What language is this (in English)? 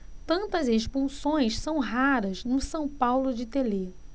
Portuguese